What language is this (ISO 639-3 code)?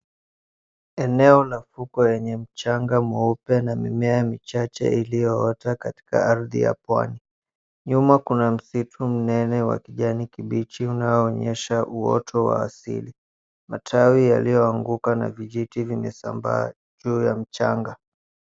swa